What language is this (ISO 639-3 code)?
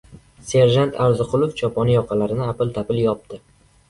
uzb